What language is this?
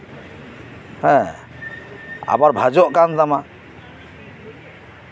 Santali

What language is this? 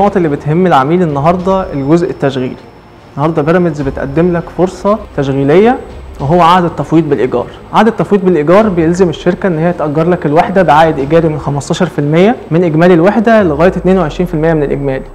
Arabic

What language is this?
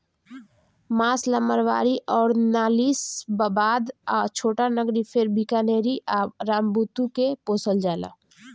Bhojpuri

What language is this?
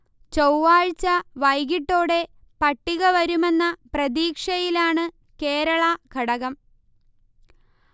Malayalam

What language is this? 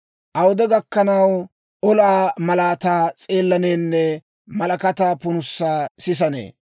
Dawro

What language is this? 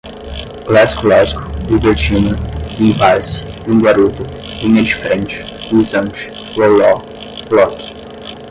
Portuguese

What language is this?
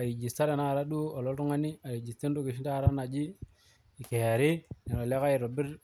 Masai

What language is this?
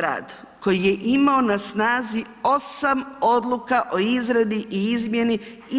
Croatian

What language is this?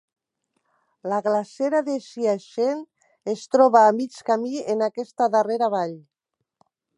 Catalan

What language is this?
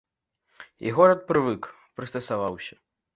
Belarusian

